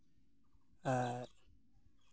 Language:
Santali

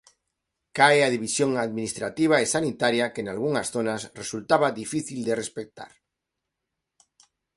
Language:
Galician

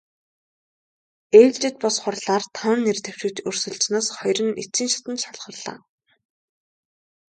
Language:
Mongolian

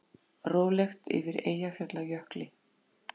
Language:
Icelandic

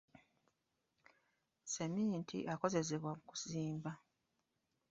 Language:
Ganda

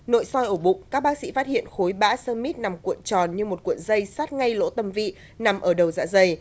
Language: Vietnamese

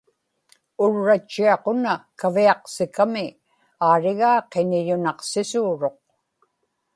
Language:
Inupiaq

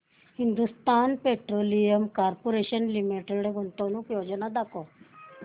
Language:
Marathi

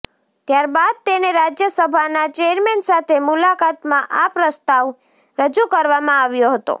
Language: Gujarati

